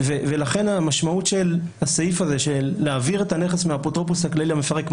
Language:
Hebrew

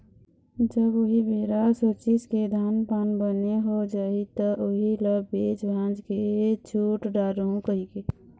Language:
Chhattisgarhi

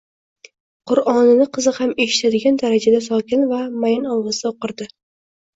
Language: Uzbek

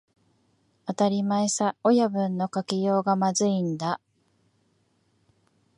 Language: Japanese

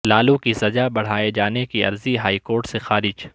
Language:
Urdu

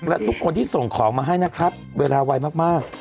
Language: Thai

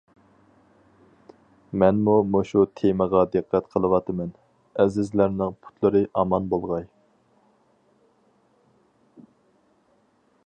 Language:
Uyghur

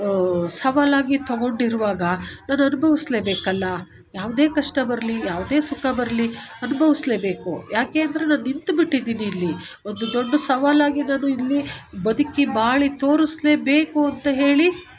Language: Kannada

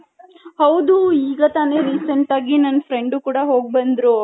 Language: Kannada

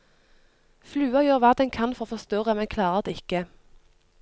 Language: Norwegian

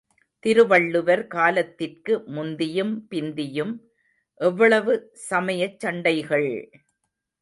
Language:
Tamil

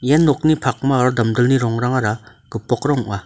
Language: Garo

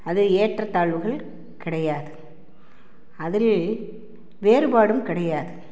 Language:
Tamil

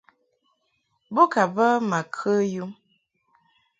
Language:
Mungaka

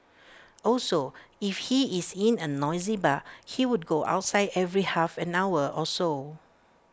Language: English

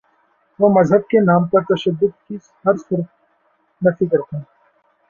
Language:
Urdu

